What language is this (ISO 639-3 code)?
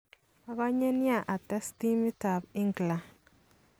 kln